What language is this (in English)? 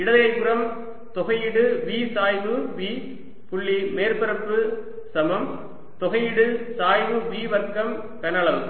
Tamil